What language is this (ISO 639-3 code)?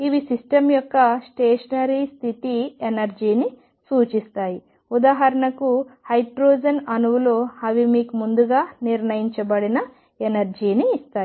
tel